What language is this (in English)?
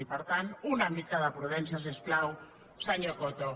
Catalan